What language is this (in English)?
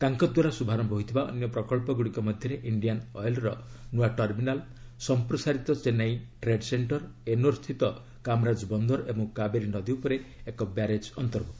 Odia